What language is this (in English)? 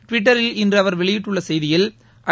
Tamil